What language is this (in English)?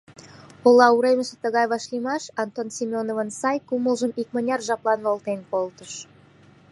Mari